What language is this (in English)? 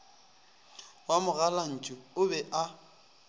Northern Sotho